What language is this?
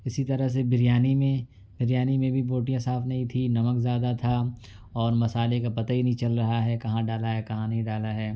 Urdu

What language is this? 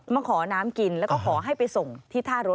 Thai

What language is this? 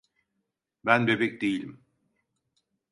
Turkish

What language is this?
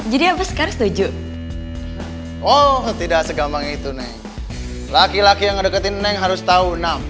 Indonesian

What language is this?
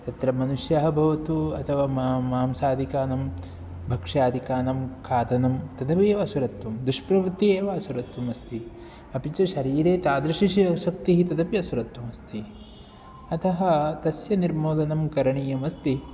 Sanskrit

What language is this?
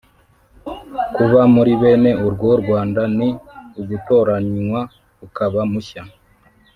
Kinyarwanda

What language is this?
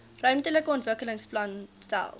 Afrikaans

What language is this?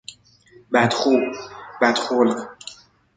Persian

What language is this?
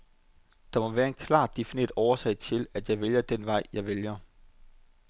Danish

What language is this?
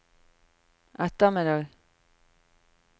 Norwegian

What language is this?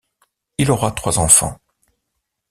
French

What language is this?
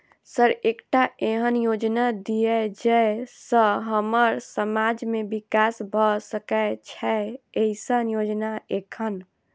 Maithili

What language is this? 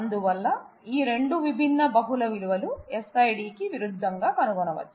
Telugu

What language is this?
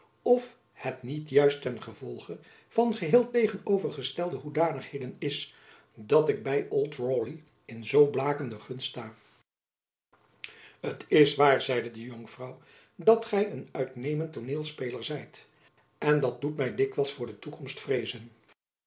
Dutch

